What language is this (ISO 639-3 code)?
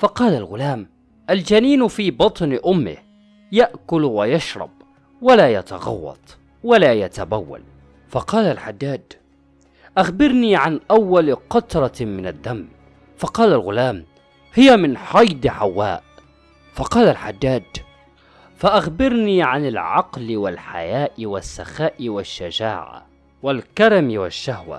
ara